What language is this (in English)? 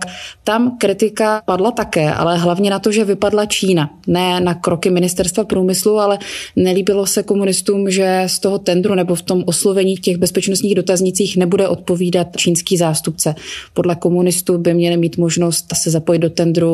Czech